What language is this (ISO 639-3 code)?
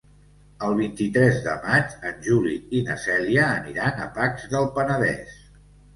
cat